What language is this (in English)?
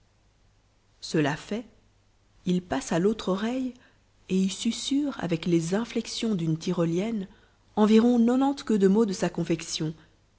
French